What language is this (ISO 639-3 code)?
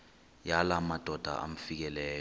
xho